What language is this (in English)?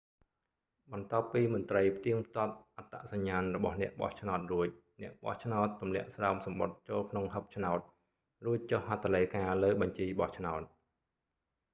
Khmer